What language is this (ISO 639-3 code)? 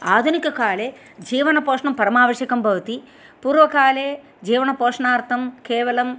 san